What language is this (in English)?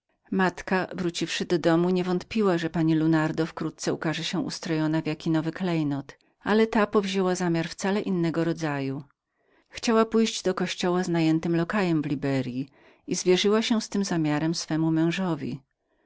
Polish